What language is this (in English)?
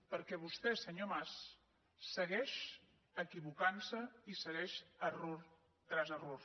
Catalan